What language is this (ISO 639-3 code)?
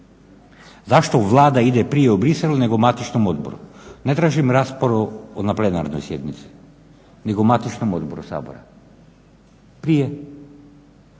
hrv